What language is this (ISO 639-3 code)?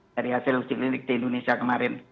ind